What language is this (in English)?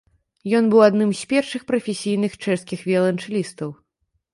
Belarusian